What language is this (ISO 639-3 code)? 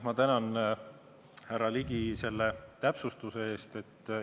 est